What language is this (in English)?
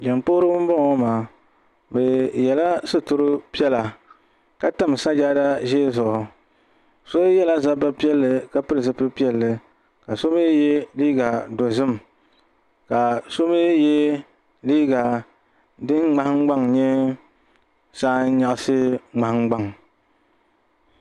Dagbani